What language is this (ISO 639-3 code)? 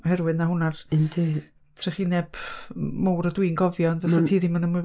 cym